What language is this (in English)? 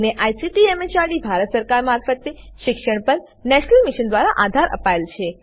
Gujarati